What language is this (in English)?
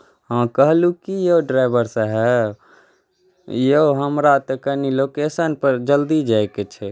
Maithili